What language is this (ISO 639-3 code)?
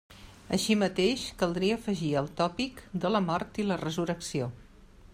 cat